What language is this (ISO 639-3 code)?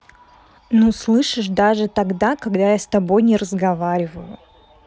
rus